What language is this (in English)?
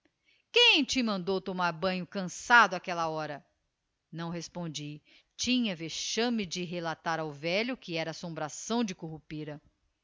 Portuguese